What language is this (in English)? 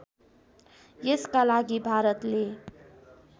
Nepali